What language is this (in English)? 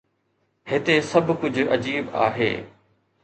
Sindhi